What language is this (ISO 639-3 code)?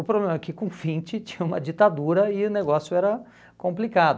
por